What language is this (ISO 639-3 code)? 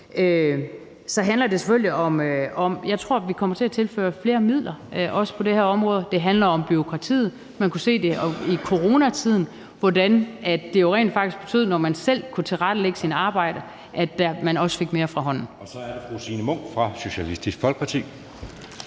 dan